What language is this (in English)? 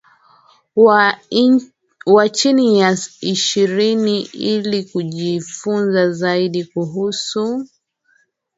Swahili